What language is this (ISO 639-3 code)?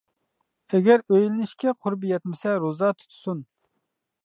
uig